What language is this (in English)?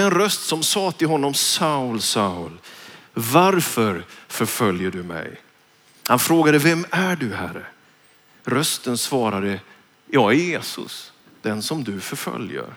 Swedish